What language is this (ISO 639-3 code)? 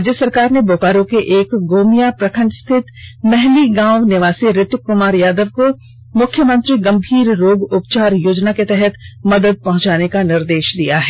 hin